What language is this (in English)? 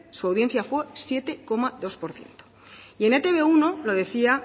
Spanish